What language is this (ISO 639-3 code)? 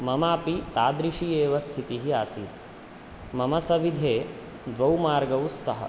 san